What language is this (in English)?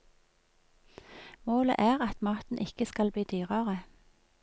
Norwegian